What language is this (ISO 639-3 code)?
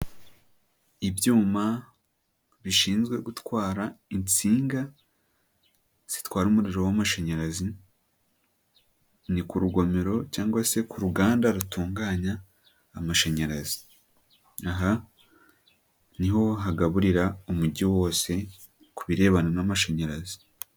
kin